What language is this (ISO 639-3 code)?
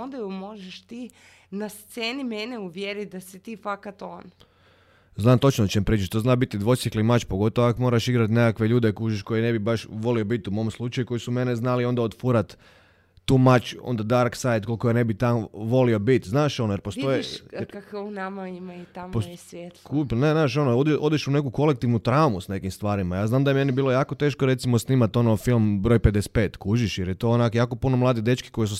hrv